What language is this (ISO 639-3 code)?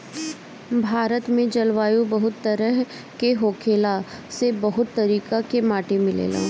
bho